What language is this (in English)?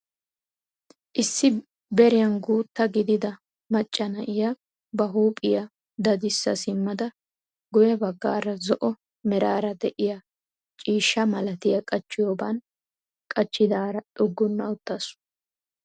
Wolaytta